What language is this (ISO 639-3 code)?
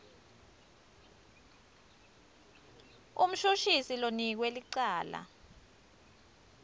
ssw